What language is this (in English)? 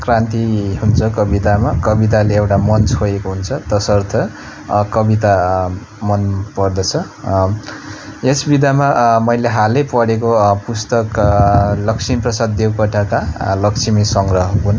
Nepali